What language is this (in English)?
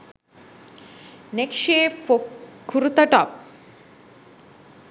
Sinhala